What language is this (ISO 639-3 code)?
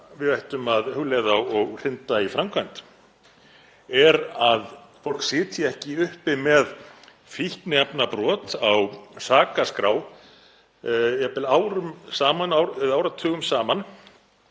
isl